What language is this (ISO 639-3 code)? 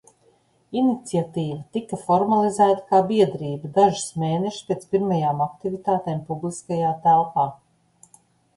lav